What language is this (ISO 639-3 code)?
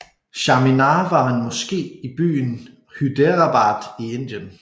dan